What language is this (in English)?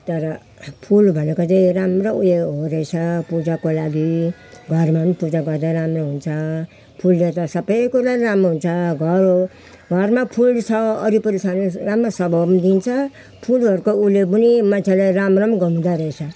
Nepali